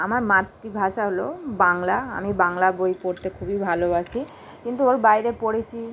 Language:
Bangla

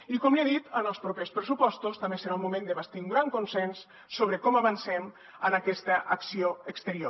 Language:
Catalan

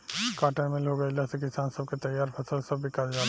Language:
Bhojpuri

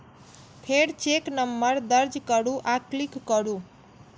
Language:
Maithili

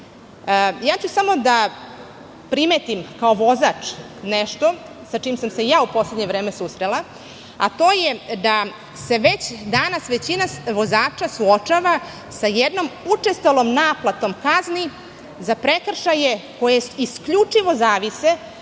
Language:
Serbian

